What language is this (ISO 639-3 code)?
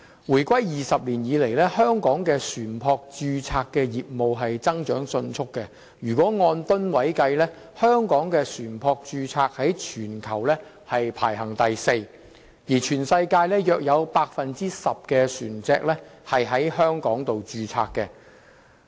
yue